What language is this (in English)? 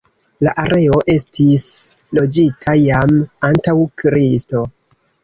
Esperanto